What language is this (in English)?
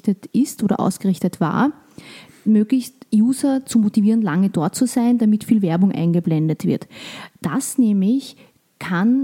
German